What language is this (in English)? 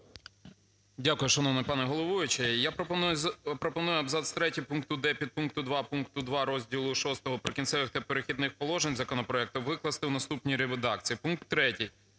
Ukrainian